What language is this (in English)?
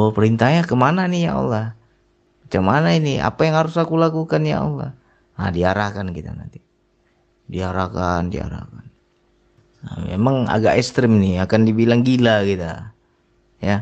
Indonesian